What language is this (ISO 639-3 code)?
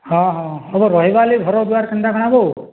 ori